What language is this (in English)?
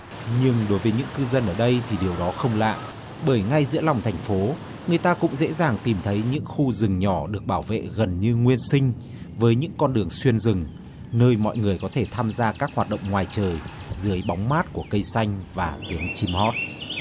Vietnamese